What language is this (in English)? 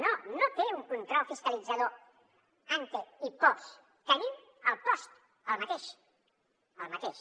Catalan